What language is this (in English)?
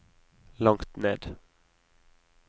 Norwegian